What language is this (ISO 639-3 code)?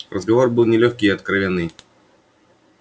rus